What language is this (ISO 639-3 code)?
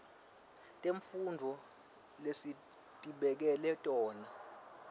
ssw